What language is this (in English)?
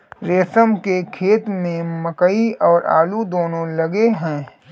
Hindi